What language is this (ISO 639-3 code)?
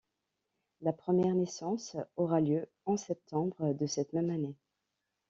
fra